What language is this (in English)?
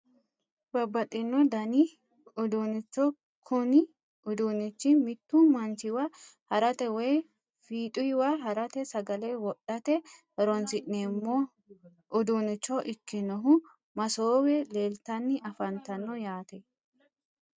Sidamo